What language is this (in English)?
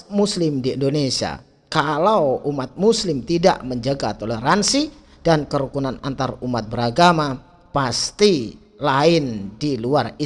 Indonesian